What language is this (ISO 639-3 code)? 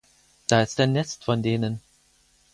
deu